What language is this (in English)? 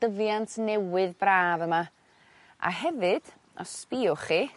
Welsh